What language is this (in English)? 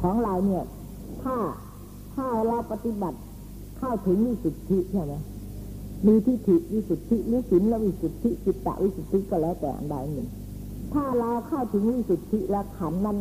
Thai